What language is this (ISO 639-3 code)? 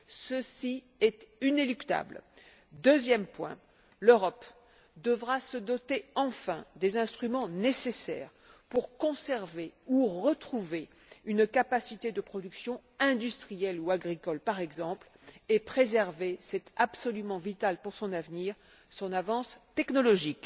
fra